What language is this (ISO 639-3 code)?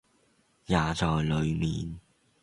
yue